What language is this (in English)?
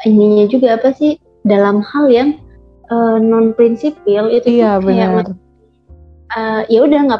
Indonesian